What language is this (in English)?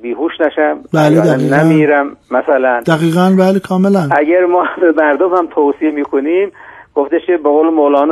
Persian